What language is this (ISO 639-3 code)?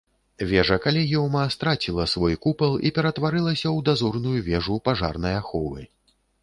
bel